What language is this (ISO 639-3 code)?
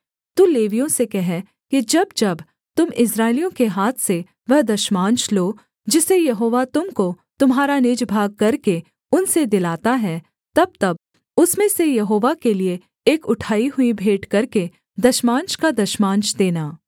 hin